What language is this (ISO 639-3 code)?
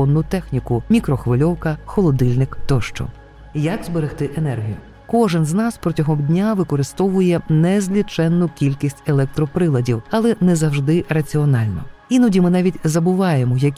ukr